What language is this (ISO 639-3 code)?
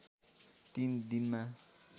nep